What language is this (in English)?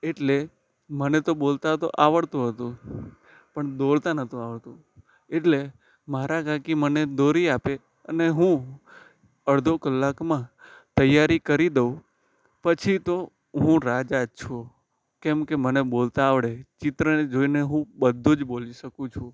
Gujarati